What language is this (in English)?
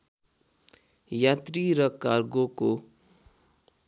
Nepali